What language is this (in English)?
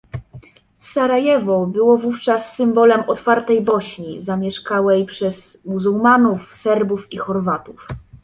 Polish